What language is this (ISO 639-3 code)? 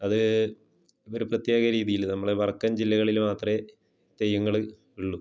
mal